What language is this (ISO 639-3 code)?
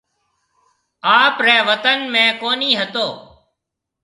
mve